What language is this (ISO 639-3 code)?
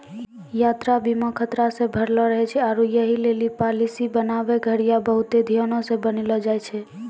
mai